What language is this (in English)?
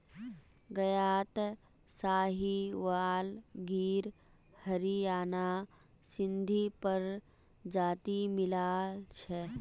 Magahi